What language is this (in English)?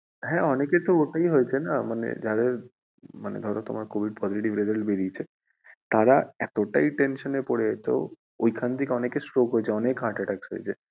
Bangla